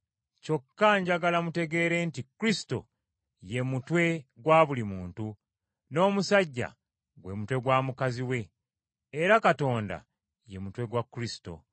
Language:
Ganda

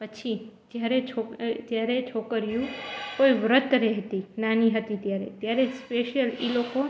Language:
Gujarati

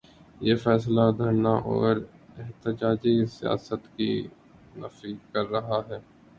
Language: Urdu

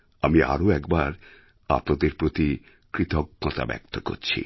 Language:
Bangla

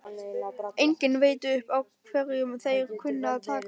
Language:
Icelandic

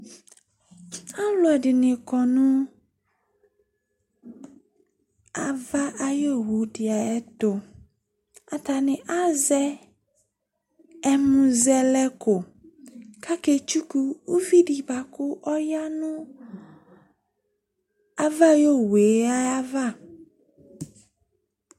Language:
Ikposo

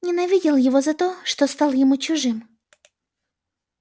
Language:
Russian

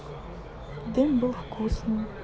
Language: Russian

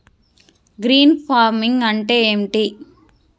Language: Telugu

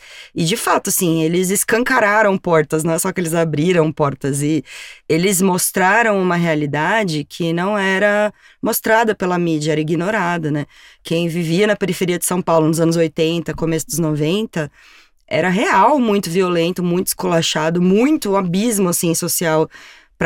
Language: Portuguese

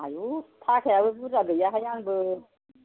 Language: Bodo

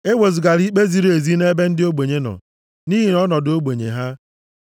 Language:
Igbo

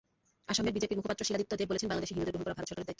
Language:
Bangla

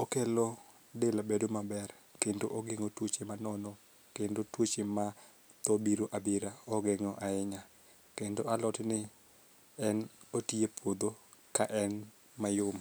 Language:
Luo (Kenya and Tanzania)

